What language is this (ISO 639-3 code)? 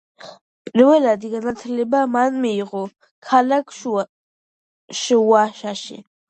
kat